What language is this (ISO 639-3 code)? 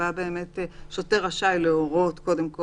heb